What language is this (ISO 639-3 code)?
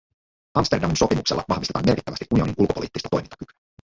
fin